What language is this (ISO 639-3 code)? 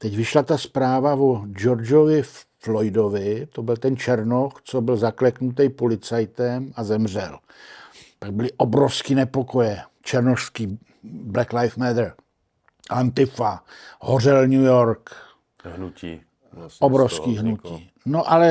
ces